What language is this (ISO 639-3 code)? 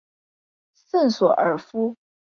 zho